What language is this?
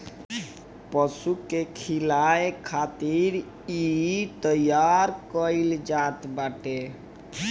Bhojpuri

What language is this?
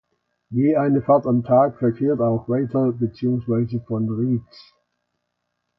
German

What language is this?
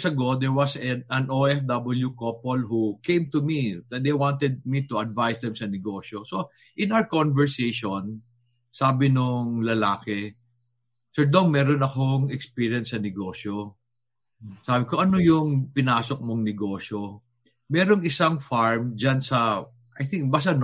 Filipino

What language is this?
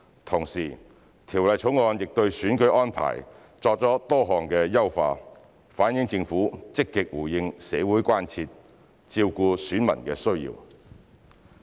Cantonese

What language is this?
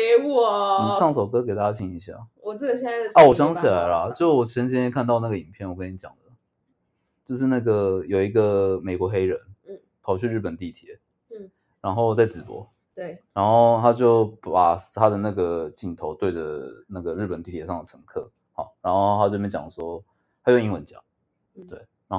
Chinese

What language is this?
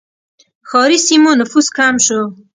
Pashto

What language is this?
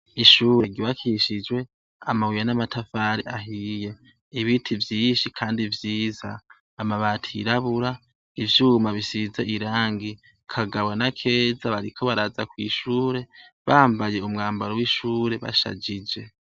Rundi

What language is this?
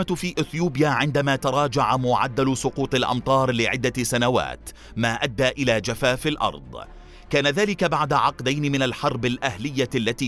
Arabic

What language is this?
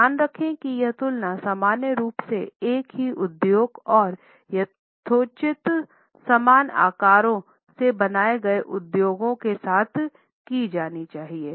Hindi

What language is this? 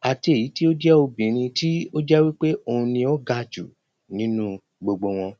Yoruba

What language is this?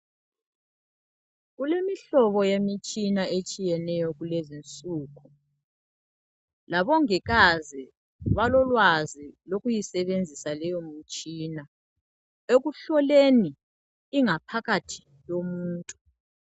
North Ndebele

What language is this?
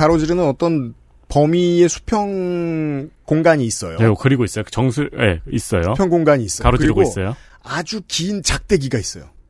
Korean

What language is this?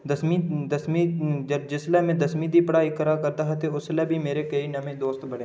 Dogri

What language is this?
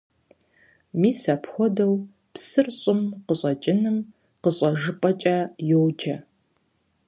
Kabardian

